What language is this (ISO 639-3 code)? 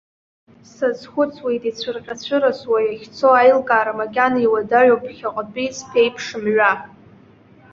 abk